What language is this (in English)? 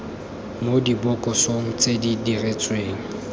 Tswana